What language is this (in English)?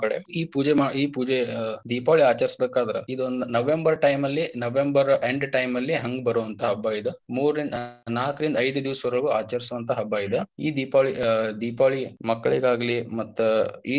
Kannada